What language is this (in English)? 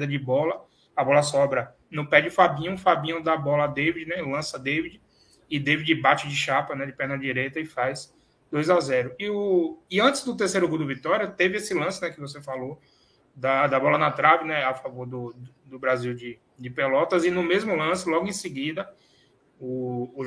Portuguese